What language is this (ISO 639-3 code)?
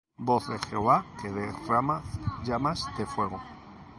spa